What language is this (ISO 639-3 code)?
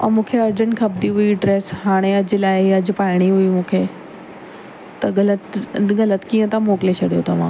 snd